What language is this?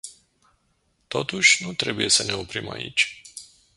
Romanian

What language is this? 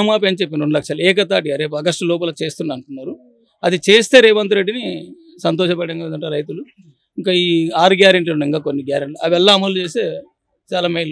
Telugu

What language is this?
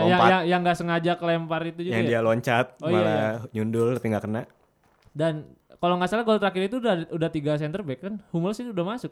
Indonesian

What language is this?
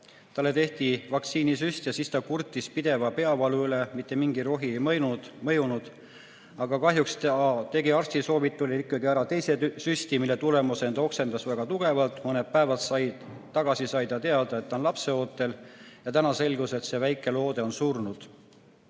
Estonian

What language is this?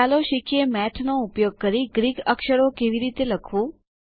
Gujarati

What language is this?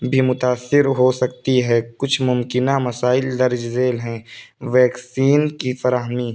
Urdu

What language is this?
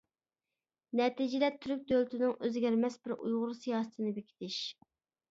Uyghur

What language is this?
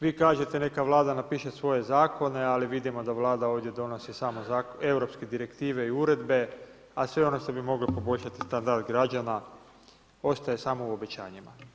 Croatian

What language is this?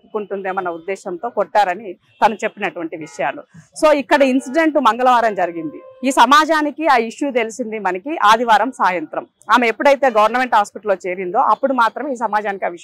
Telugu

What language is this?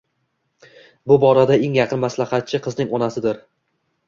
Uzbek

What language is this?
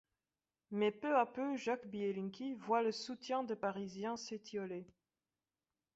French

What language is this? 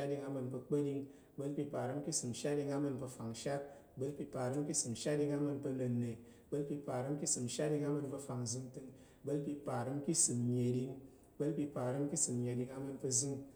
Tarok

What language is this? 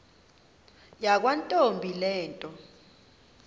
Xhosa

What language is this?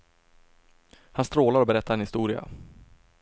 Swedish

